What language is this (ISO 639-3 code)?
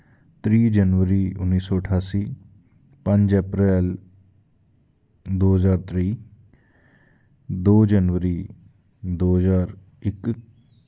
doi